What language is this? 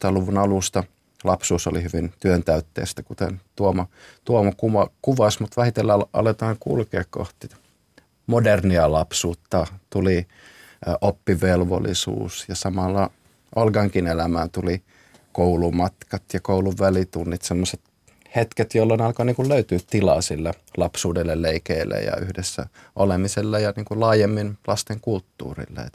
Finnish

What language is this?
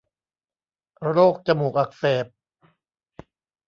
Thai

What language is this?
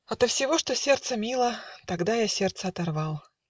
Russian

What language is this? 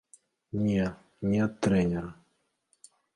Belarusian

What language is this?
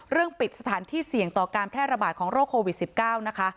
Thai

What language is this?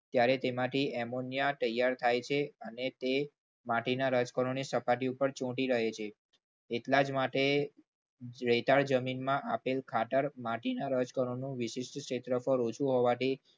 Gujarati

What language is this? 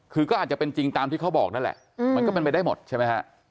Thai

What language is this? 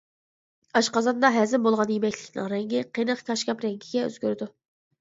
Uyghur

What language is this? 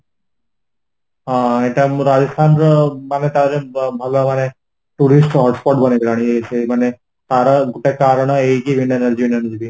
Odia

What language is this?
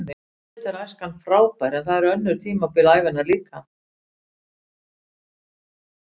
Icelandic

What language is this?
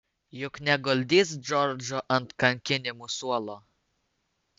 Lithuanian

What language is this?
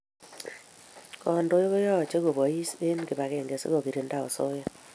Kalenjin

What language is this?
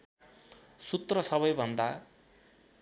Nepali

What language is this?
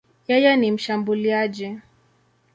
Swahili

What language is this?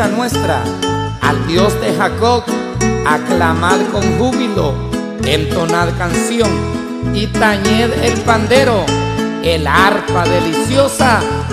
Spanish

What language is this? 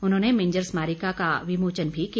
Hindi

